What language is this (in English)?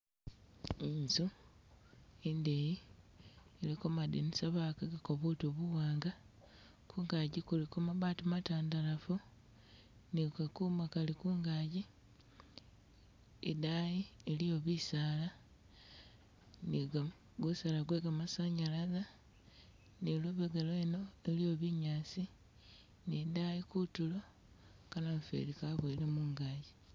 Masaaba